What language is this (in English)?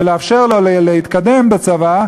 Hebrew